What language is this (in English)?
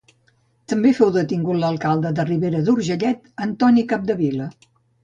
Catalan